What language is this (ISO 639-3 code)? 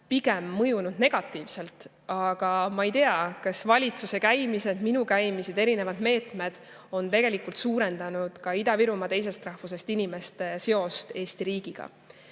est